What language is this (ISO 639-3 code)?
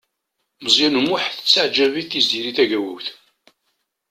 kab